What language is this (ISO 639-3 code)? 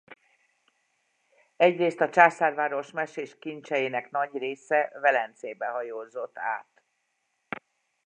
hun